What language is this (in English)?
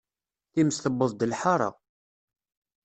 Kabyle